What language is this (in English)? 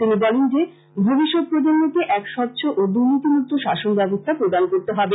Bangla